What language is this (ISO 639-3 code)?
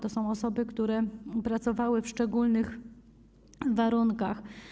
pol